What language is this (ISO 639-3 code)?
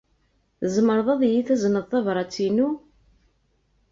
kab